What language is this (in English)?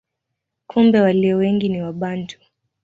Swahili